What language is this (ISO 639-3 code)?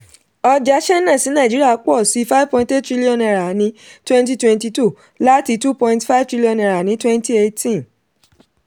yor